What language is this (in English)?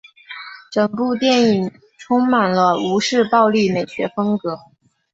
Chinese